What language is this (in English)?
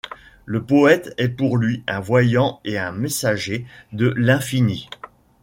French